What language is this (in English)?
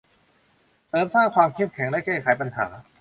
Thai